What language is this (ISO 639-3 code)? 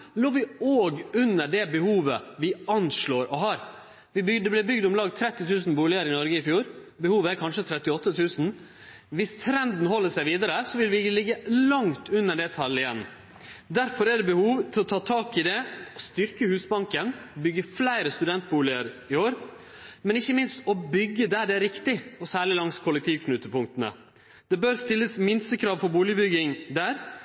nno